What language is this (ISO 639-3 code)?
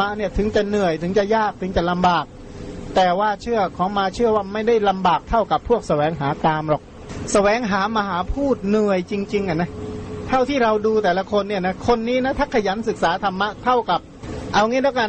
tha